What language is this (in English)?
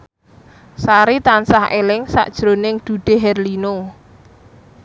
Javanese